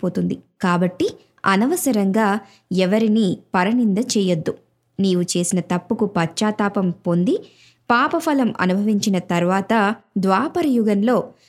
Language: Telugu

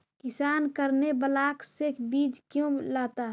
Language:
Magahi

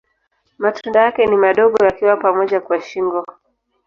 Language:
Swahili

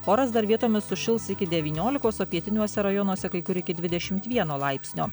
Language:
Lithuanian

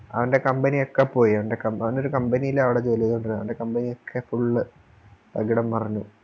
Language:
Malayalam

